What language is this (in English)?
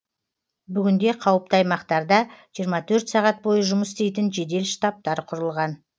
Kazakh